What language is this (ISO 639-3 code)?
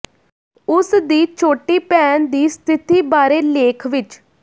pan